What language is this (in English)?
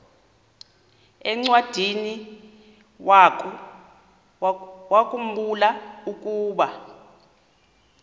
Xhosa